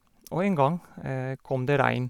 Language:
Norwegian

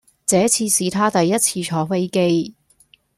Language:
Cantonese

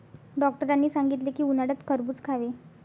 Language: Marathi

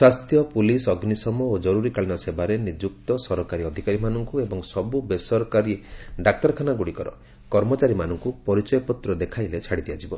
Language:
Odia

